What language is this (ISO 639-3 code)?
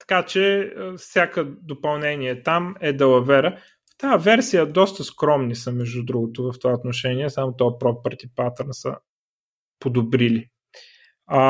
bul